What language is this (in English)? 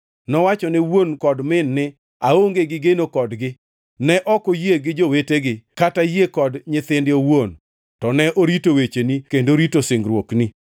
Luo (Kenya and Tanzania)